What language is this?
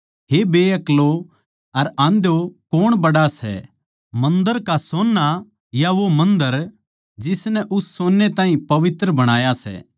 Haryanvi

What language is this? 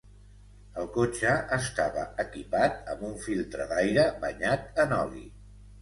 Catalan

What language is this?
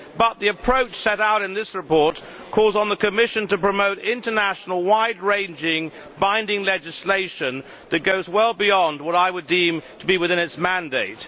English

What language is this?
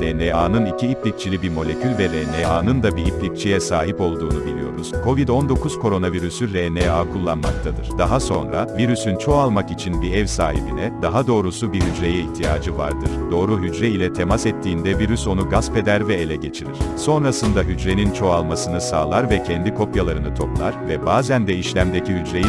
Turkish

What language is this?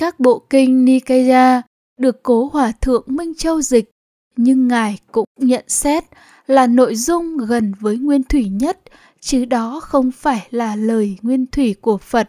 Vietnamese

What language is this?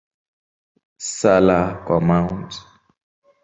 Swahili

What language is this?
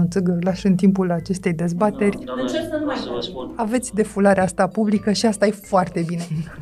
Romanian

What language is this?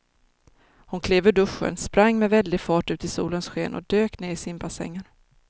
Swedish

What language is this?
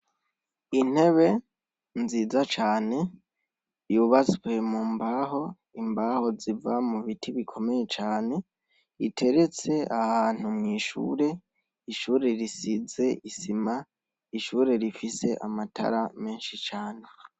Rundi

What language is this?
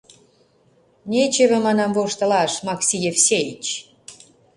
Mari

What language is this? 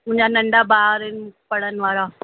Sindhi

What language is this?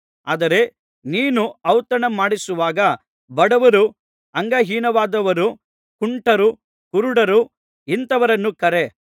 Kannada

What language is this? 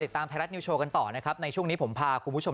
Thai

